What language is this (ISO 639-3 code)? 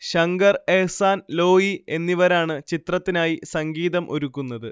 mal